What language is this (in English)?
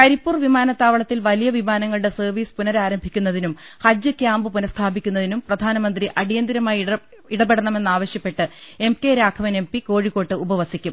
Malayalam